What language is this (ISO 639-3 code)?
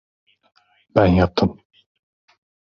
tur